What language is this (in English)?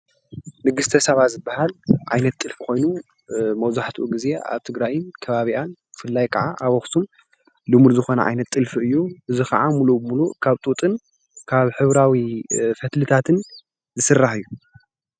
Tigrinya